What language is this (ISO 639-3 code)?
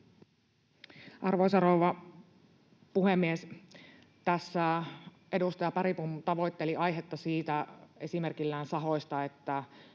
fin